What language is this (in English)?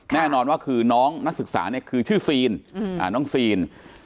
Thai